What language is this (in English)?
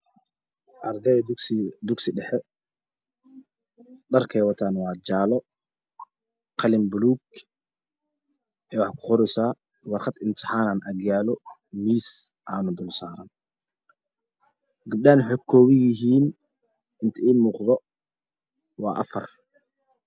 Somali